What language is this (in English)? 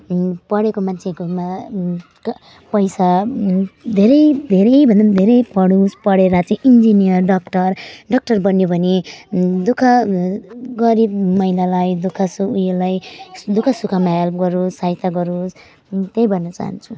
Nepali